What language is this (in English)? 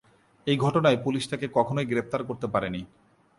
Bangla